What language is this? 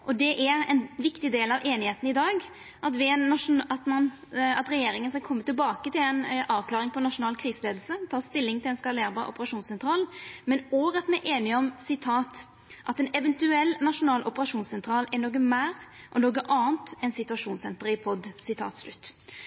Norwegian Nynorsk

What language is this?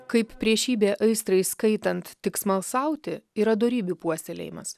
Lithuanian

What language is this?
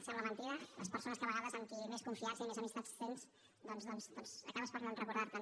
Catalan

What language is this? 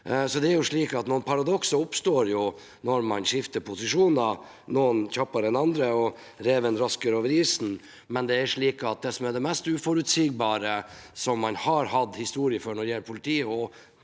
Norwegian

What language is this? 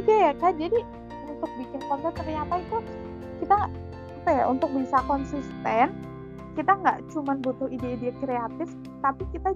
Indonesian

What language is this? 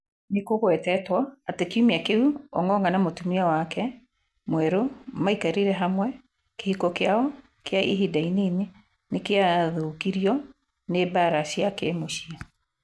Kikuyu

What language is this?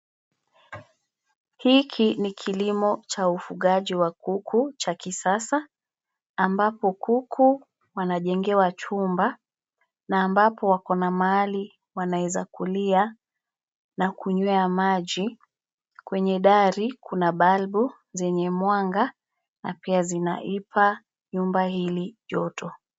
Swahili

